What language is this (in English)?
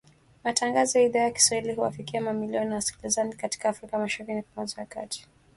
Swahili